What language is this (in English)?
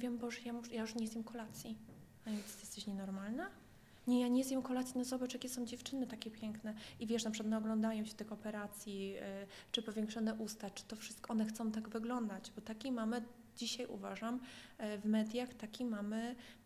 Polish